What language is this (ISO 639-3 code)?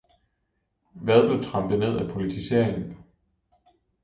dan